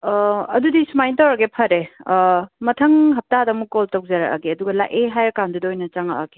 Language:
Manipuri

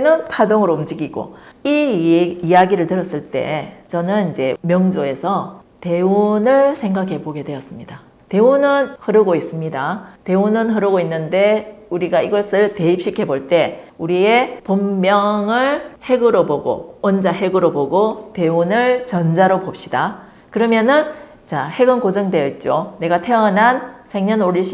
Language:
Korean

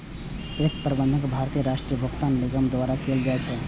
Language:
Maithili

